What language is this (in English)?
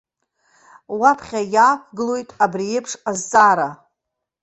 Abkhazian